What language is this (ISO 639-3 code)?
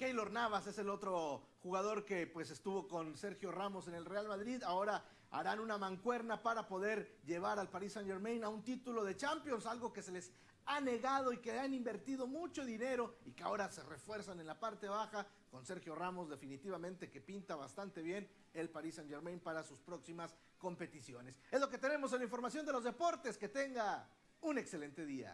spa